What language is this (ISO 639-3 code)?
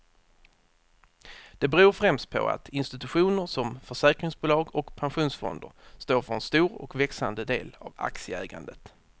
swe